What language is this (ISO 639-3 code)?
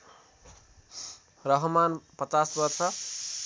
nep